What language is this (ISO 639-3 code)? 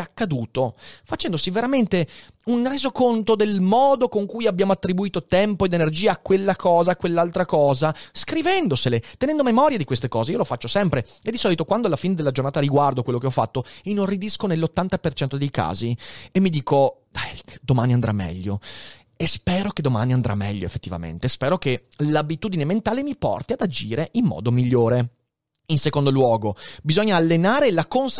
ita